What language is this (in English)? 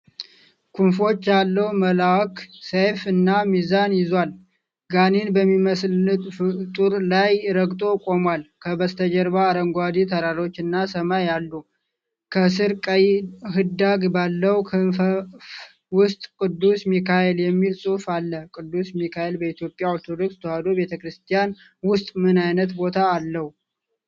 Amharic